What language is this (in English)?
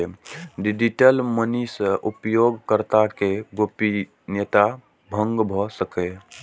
Maithili